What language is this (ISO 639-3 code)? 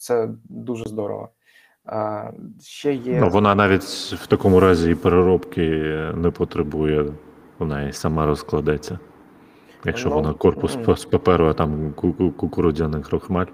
ukr